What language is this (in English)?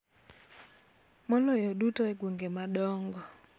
Luo (Kenya and Tanzania)